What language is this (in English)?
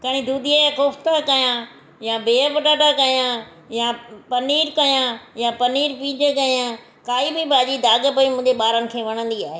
Sindhi